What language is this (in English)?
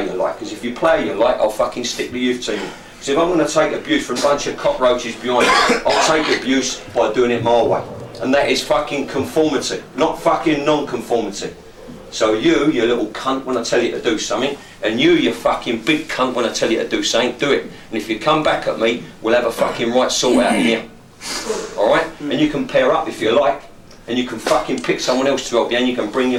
Swedish